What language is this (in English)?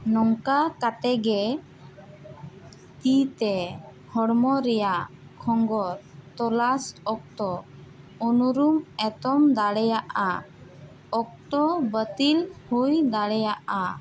Santali